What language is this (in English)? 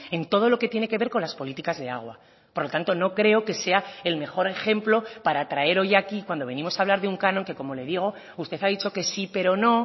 Spanish